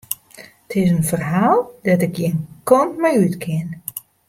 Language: Western Frisian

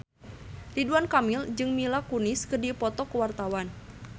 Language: Sundanese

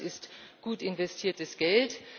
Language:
German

